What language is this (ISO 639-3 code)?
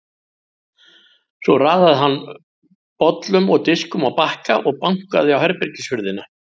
isl